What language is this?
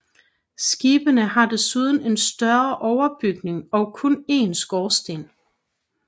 Danish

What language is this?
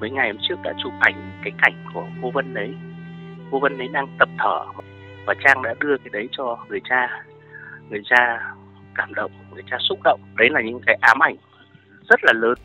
Vietnamese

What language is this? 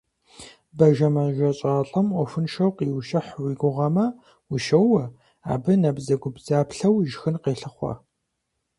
Kabardian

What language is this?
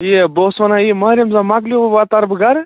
Kashmiri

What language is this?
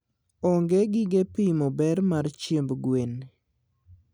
Luo (Kenya and Tanzania)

